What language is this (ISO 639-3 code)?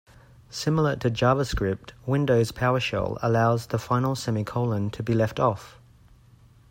eng